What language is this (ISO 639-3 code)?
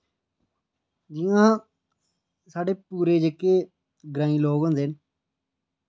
doi